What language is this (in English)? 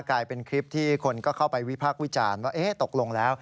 Thai